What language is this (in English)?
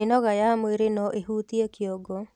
Kikuyu